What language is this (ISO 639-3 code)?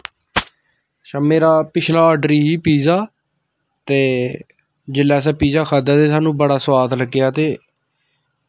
doi